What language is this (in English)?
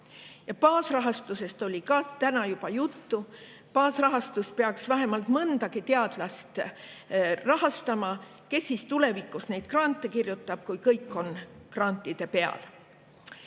Estonian